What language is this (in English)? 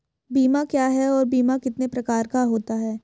Hindi